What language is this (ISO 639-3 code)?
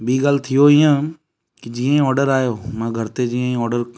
snd